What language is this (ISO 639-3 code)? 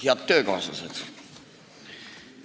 est